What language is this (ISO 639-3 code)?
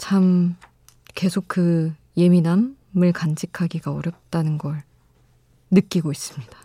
kor